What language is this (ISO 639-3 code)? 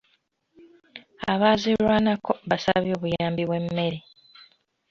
lug